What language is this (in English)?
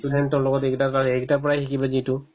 Assamese